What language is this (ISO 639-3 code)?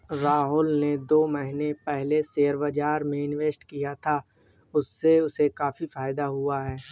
hin